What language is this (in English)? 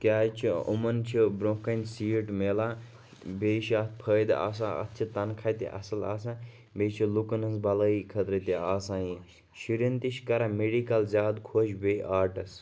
Kashmiri